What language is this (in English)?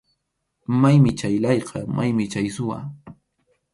Arequipa-La Unión Quechua